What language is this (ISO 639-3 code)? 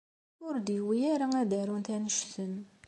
kab